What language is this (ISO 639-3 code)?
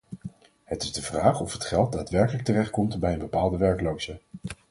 nld